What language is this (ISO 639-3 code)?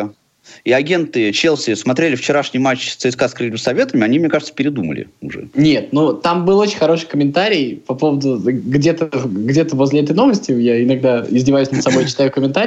rus